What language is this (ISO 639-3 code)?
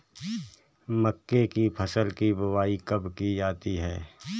hin